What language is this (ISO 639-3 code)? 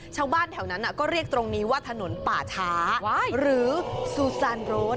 tha